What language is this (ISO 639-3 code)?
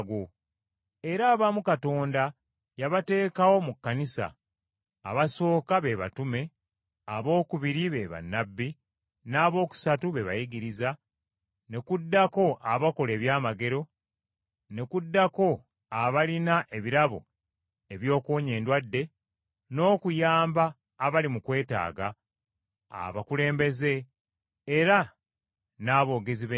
lug